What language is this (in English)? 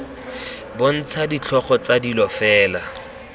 Tswana